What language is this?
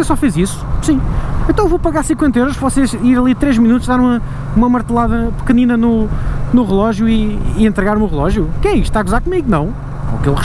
Portuguese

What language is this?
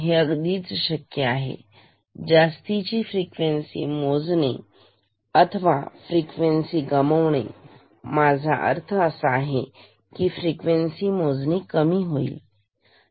Marathi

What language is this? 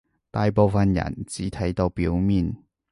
Cantonese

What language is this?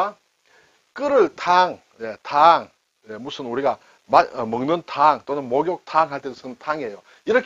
Korean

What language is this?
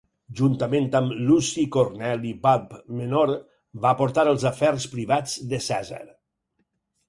Catalan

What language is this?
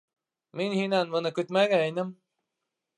Bashkir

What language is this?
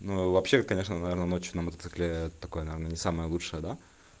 Russian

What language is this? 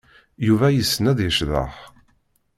Kabyle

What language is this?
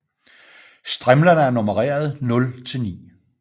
Danish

